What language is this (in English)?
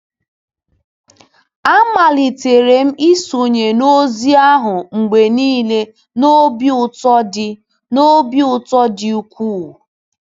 Igbo